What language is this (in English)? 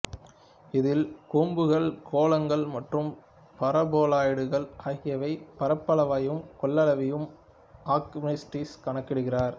Tamil